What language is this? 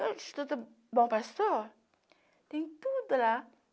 Portuguese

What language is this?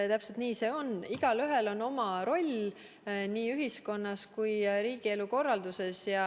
Estonian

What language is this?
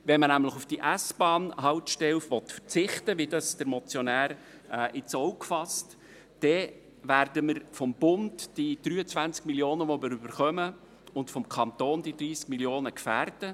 Swiss German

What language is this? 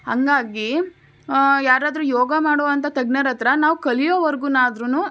Kannada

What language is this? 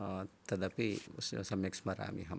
Sanskrit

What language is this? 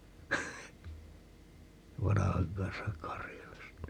Finnish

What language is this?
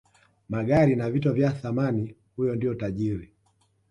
Swahili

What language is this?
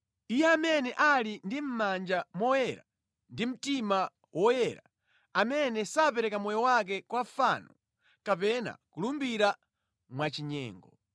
Nyanja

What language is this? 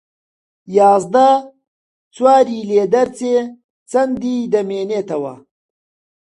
Central Kurdish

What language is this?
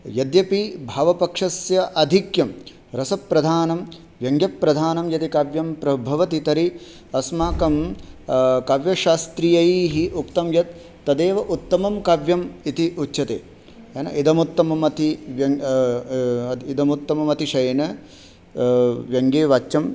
Sanskrit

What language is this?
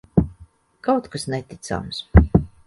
Latvian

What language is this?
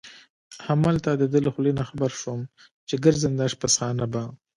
Pashto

